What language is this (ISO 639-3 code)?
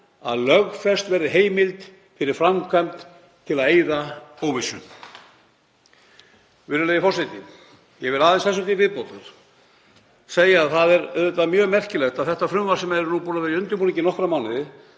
isl